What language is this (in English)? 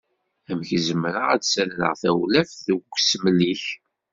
Kabyle